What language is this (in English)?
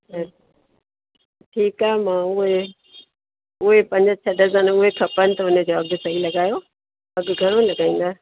Sindhi